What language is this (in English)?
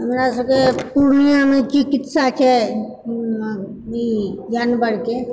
Maithili